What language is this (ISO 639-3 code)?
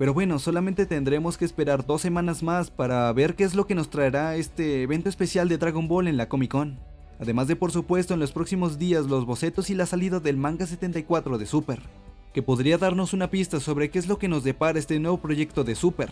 spa